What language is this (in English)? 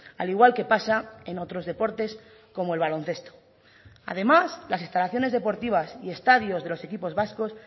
Spanish